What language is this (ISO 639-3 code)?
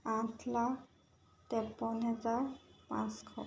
asm